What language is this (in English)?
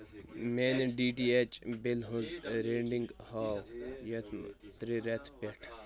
Kashmiri